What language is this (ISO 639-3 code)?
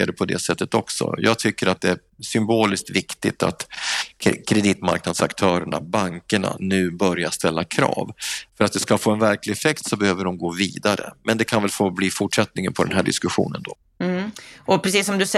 swe